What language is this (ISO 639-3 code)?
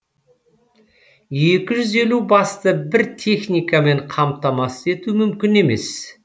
kaz